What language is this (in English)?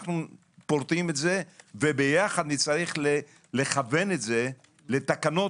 Hebrew